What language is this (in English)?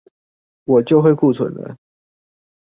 Chinese